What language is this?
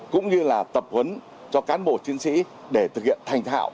Vietnamese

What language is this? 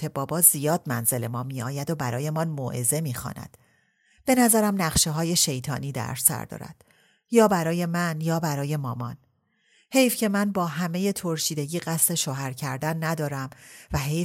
Persian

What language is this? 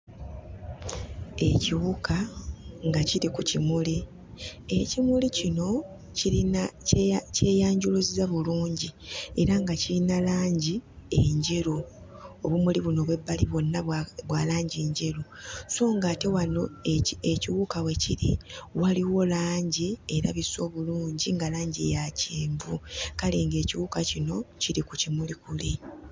Ganda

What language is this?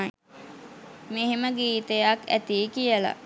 Sinhala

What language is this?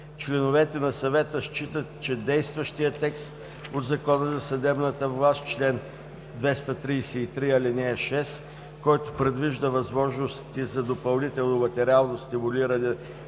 Bulgarian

